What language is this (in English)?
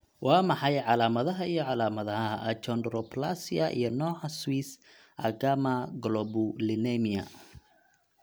Somali